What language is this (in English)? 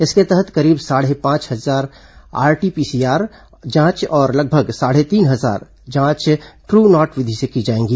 Hindi